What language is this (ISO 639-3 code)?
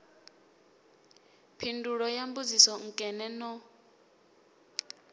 ven